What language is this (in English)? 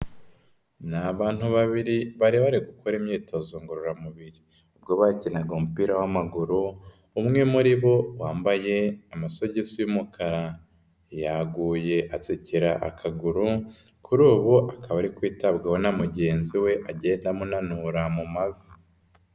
Kinyarwanda